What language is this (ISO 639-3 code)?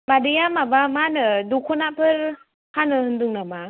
brx